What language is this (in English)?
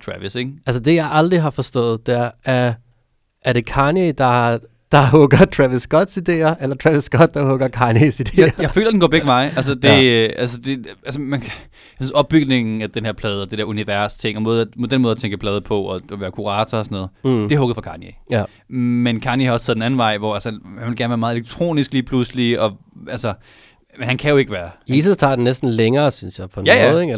Danish